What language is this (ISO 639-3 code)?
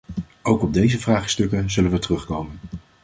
nld